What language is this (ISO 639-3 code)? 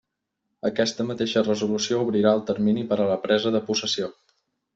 cat